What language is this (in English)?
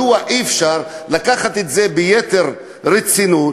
Hebrew